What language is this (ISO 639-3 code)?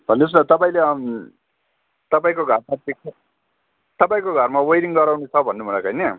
nep